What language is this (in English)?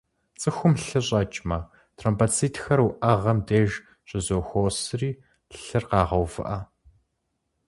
Kabardian